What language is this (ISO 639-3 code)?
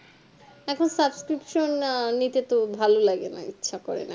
ben